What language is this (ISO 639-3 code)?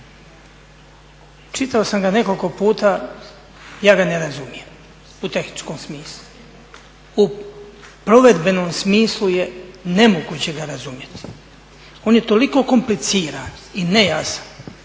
hrv